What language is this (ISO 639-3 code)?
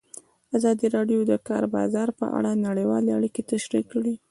pus